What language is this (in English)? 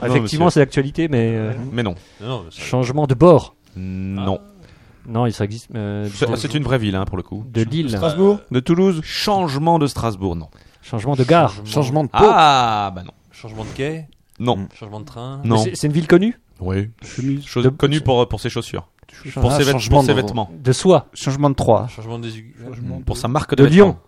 French